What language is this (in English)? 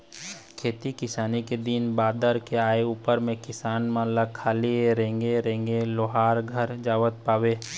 Chhattisgarhi